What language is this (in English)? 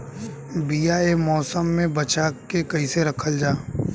Bhojpuri